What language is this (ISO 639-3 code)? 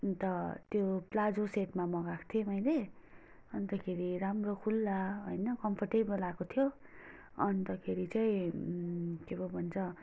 nep